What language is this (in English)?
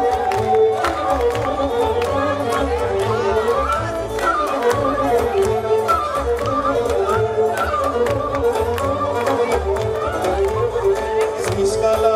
Greek